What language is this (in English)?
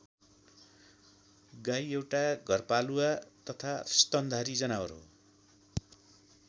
Nepali